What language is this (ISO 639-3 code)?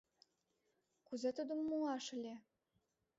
chm